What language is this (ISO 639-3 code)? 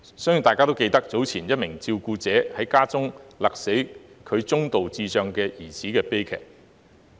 yue